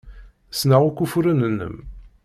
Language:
Kabyle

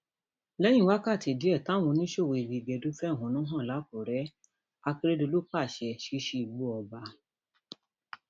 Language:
Yoruba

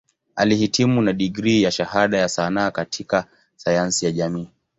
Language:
Swahili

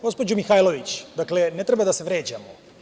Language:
Serbian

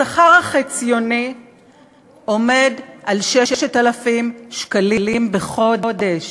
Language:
Hebrew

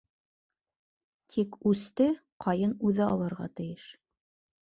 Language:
Bashkir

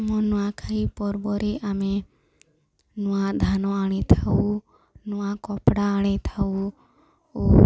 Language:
Odia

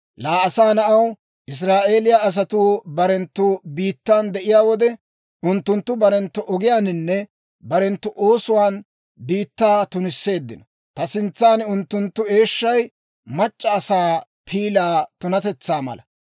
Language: Dawro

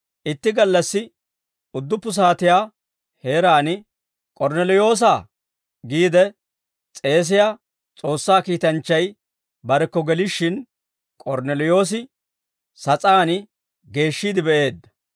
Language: Dawro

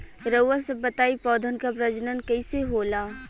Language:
Bhojpuri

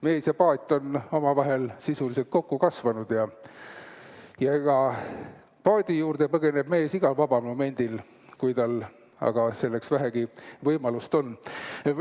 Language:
Estonian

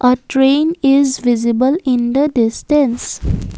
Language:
English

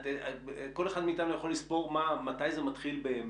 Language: Hebrew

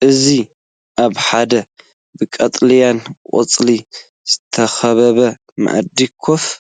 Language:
Tigrinya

